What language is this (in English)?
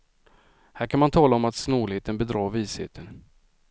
Swedish